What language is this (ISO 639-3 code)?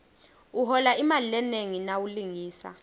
ssw